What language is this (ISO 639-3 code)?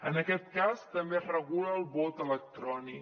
cat